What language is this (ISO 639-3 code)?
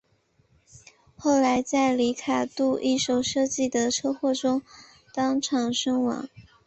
zho